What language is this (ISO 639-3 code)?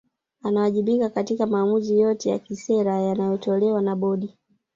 swa